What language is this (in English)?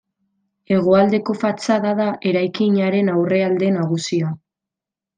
Basque